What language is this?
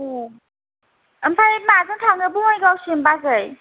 Bodo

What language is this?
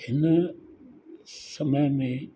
Sindhi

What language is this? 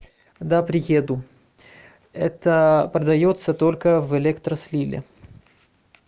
Russian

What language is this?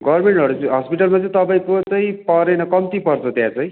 Nepali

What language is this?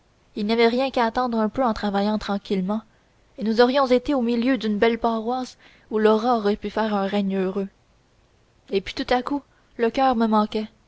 French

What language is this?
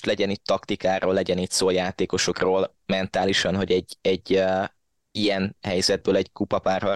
Hungarian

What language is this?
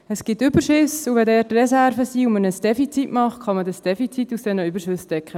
Swiss German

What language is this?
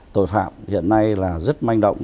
Vietnamese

